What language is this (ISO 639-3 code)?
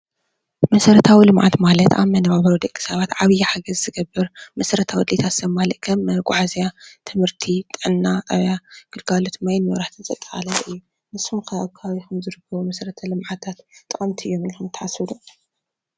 tir